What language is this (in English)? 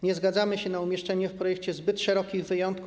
Polish